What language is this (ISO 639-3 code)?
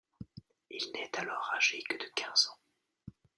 fra